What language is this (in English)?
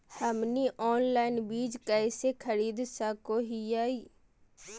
Magahi